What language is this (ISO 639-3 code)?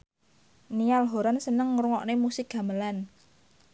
jav